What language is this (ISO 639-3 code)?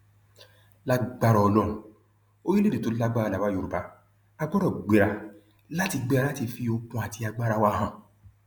yor